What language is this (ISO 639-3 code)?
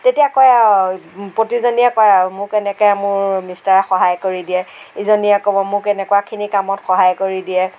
asm